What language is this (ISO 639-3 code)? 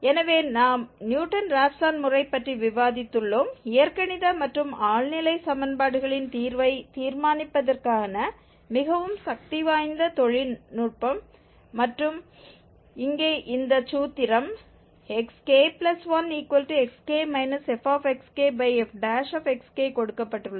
tam